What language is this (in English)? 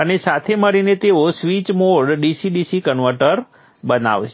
Gujarati